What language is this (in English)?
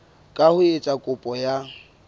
Southern Sotho